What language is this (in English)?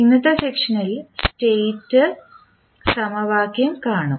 Malayalam